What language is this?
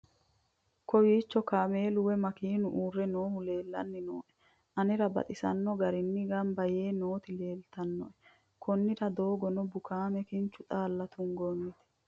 Sidamo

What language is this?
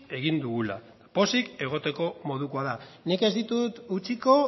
Basque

